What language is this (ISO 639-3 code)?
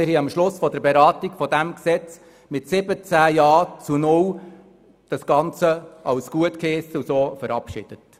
gsw